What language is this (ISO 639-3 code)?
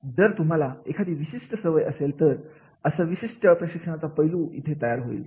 mar